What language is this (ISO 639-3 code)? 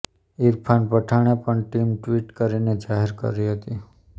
guj